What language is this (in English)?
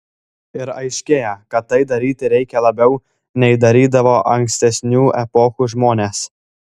Lithuanian